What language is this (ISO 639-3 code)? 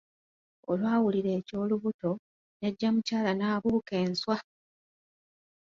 lug